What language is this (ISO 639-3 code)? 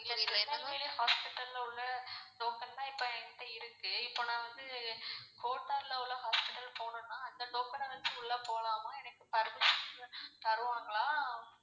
tam